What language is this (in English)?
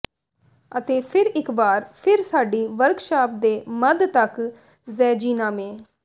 Punjabi